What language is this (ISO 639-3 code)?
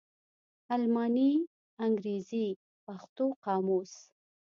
pus